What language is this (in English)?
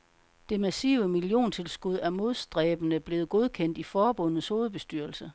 Danish